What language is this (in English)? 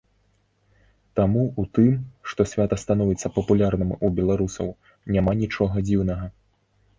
Belarusian